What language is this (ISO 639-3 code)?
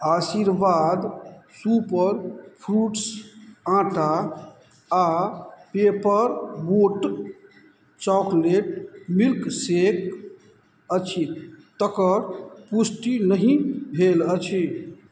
mai